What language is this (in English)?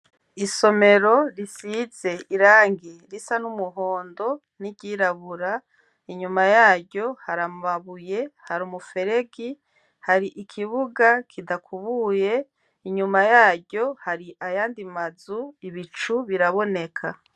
Rundi